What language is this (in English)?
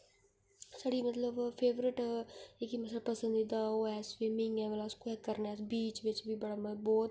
Dogri